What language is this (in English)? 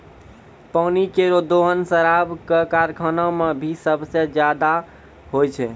Maithili